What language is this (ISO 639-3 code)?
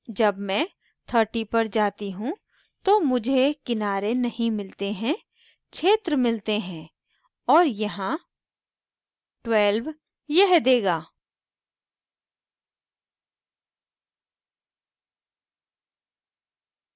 hin